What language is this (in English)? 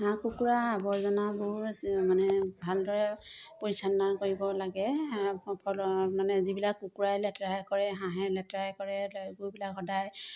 Assamese